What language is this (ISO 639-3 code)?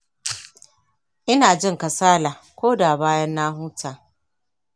hau